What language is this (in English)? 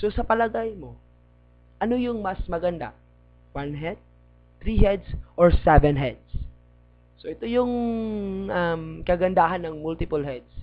Filipino